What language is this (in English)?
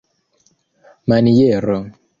Esperanto